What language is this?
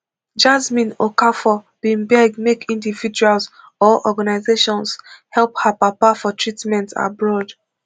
Nigerian Pidgin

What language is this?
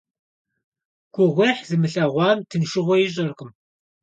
Kabardian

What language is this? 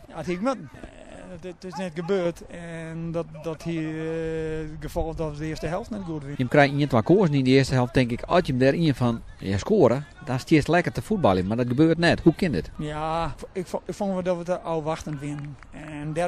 Dutch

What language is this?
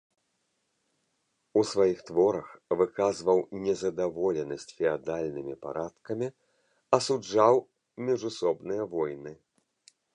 Belarusian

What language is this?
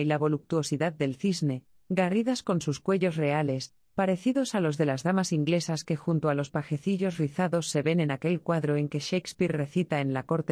Spanish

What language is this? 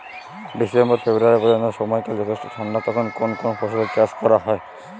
Bangla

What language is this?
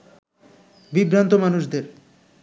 Bangla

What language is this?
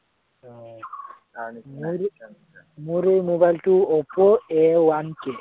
Assamese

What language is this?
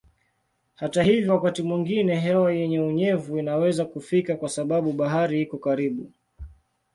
Swahili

